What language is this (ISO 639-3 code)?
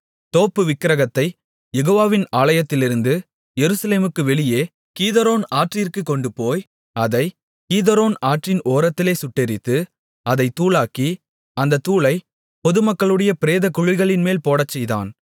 tam